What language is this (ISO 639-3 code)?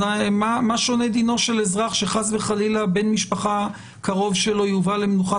heb